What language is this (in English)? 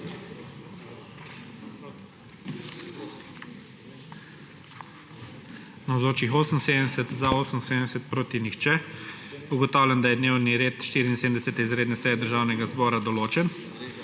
Slovenian